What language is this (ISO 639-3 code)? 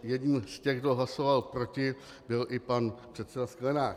ces